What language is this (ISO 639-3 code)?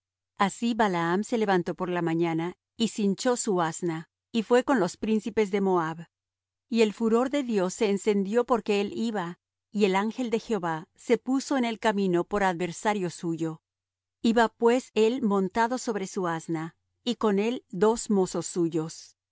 spa